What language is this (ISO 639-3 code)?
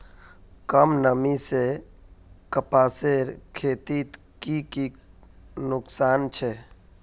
mag